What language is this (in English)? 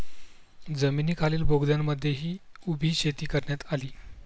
Marathi